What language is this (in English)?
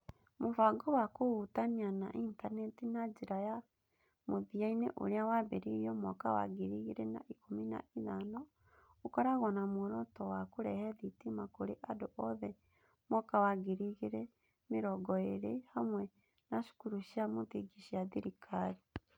Kikuyu